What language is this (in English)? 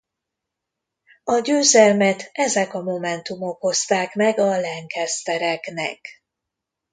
Hungarian